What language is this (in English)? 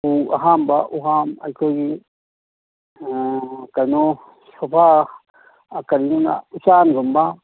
Manipuri